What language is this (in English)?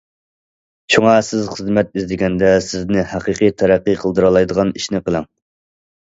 Uyghur